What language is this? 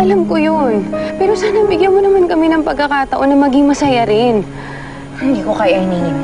Filipino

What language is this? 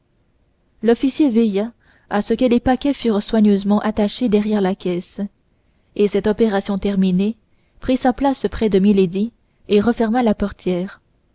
French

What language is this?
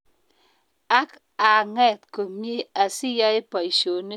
Kalenjin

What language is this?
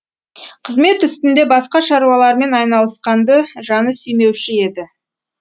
Kazakh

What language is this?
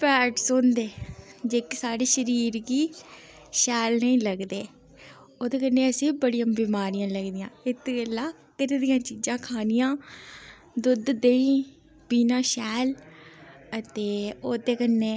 Dogri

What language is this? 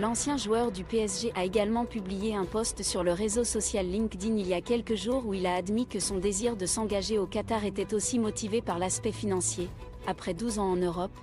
French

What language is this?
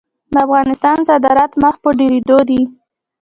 Pashto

